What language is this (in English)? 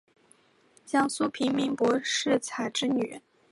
Chinese